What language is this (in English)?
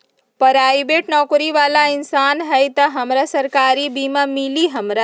Magahi